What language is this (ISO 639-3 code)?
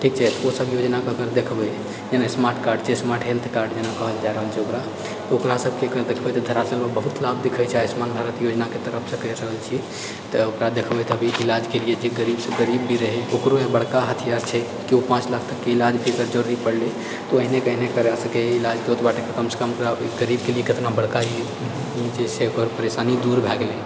mai